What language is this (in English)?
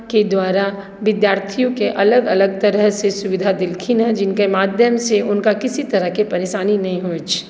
Maithili